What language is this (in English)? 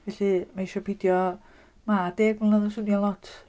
Welsh